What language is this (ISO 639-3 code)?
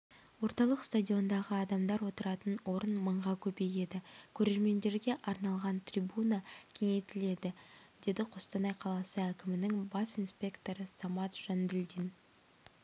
kaz